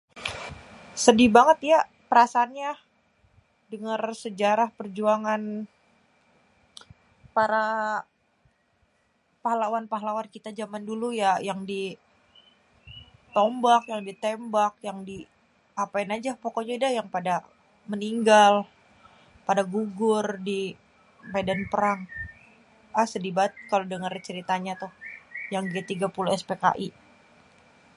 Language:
Betawi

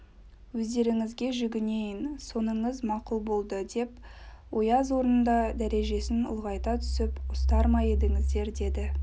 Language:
Kazakh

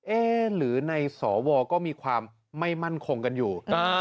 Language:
Thai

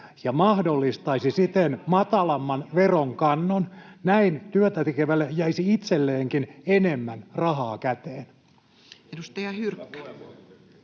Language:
Finnish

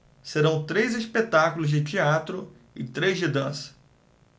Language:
Portuguese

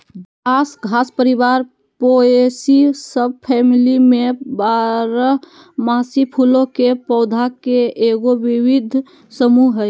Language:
Magahi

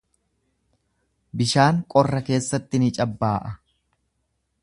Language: Oromo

